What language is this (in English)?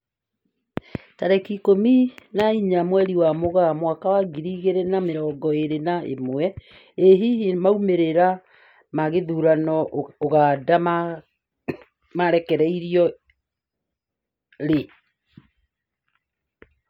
Kikuyu